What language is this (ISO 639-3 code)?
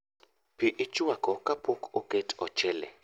luo